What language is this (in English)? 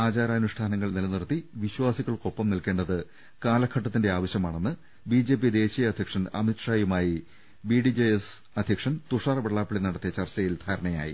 Malayalam